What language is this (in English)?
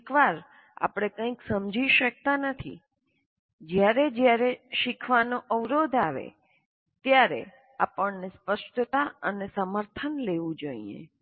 Gujarati